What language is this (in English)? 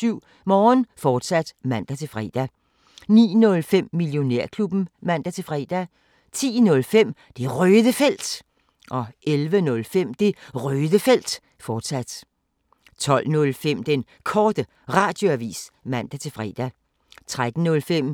Danish